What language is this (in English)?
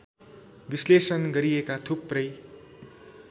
Nepali